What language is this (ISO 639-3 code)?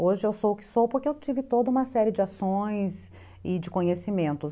por